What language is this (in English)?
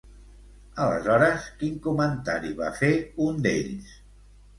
Catalan